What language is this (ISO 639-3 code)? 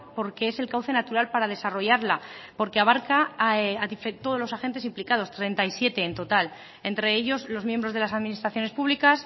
spa